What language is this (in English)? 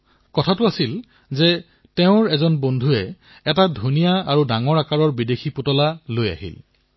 Assamese